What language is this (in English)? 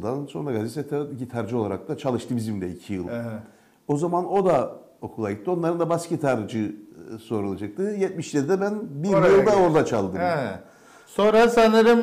Turkish